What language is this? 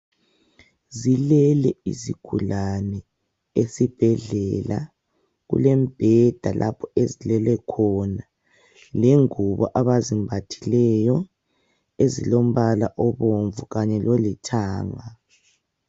North Ndebele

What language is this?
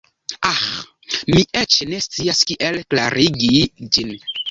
Esperanto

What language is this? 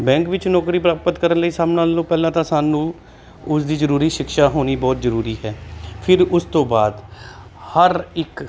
Punjabi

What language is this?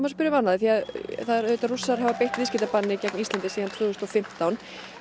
Icelandic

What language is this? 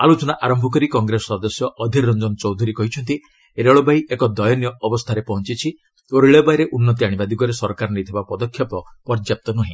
Odia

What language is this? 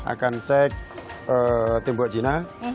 Indonesian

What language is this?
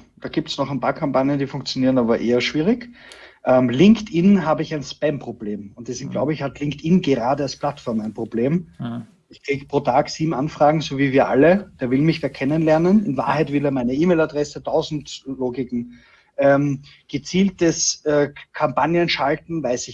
German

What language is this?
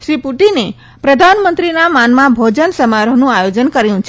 Gujarati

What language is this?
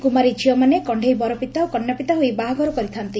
Odia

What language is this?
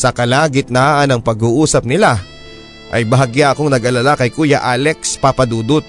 Filipino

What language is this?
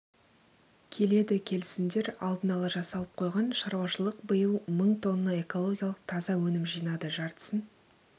Kazakh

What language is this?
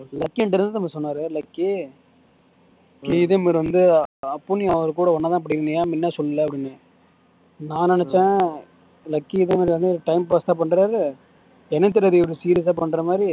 Tamil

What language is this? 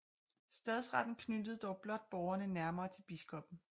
Danish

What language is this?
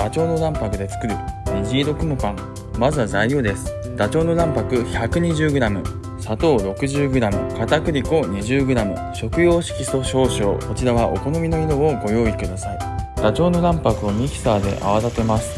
Japanese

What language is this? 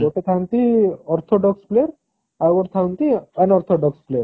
Odia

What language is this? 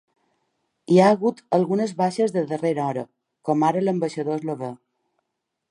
Catalan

